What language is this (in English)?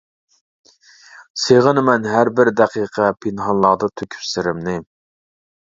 Uyghur